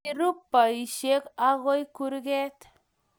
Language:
Kalenjin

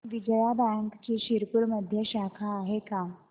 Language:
Marathi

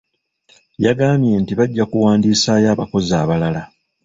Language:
Ganda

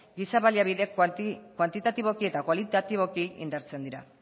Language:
Basque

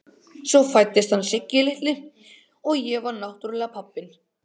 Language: Icelandic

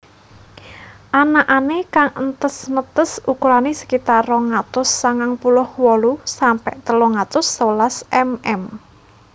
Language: Javanese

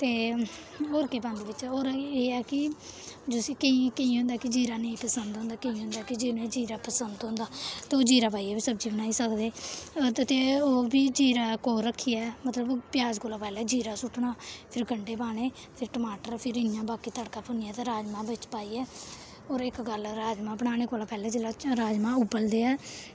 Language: Dogri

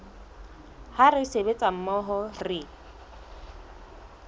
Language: Southern Sotho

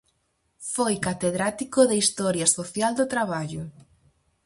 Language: Galician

